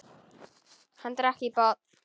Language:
Icelandic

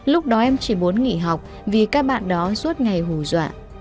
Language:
Vietnamese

